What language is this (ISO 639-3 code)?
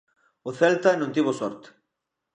glg